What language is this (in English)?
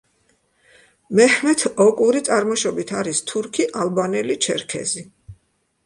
Georgian